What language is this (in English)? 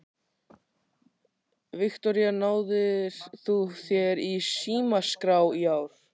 Icelandic